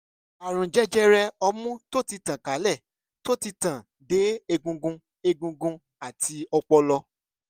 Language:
Yoruba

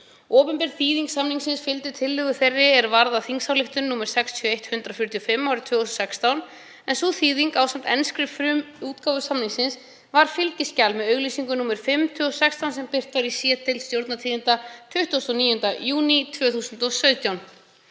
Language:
Icelandic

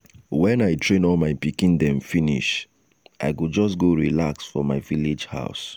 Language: Nigerian Pidgin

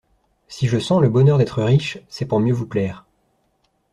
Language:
French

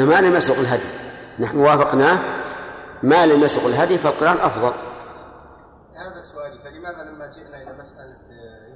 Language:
Arabic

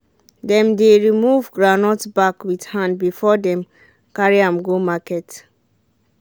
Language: Nigerian Pidgin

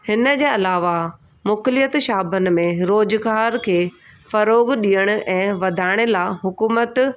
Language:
Sindhi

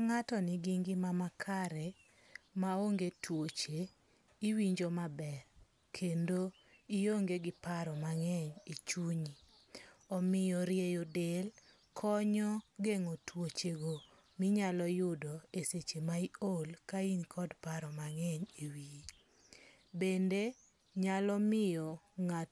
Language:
Luo (Kenya and Tanzania)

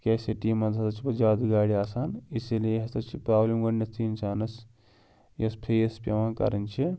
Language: Kashmiri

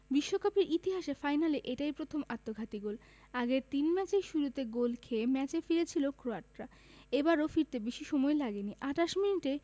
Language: Bangla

